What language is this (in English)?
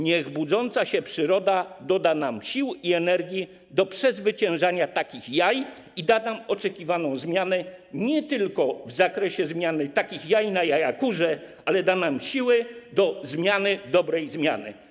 Polish